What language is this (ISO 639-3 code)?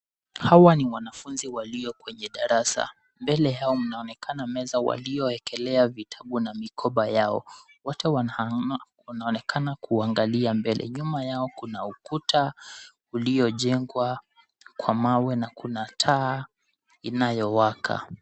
swa